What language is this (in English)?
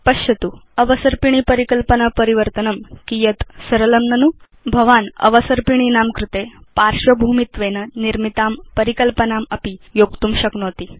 Sanskrit